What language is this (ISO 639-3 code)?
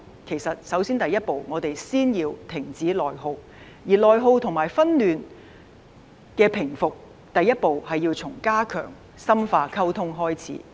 yue